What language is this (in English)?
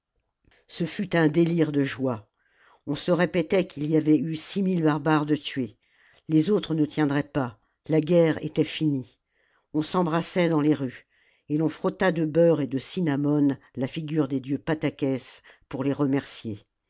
French